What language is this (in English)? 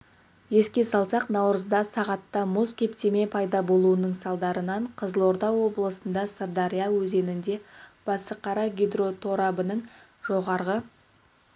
Kazakh